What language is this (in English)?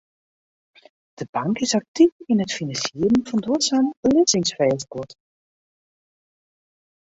Western Frisian